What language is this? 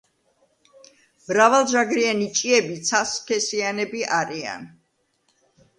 Georgian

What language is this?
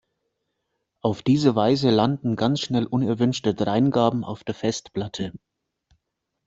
German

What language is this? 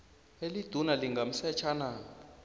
South Ndebele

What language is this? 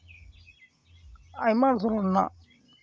Santali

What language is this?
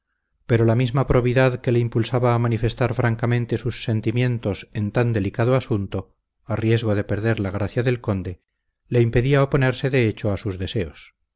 Spanish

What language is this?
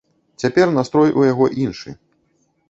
Belarusian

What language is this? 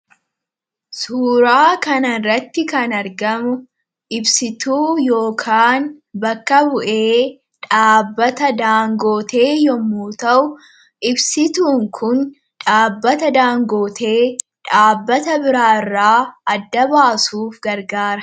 Oromo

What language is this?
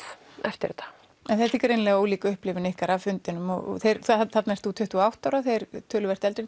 Icelandic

